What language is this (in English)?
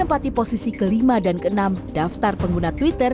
Indonesian